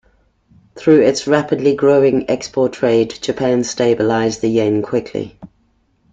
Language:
English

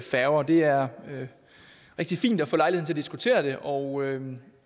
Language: Danish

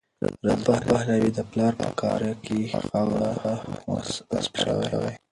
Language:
Pashto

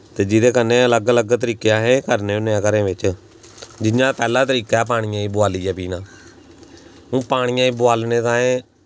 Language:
Dogri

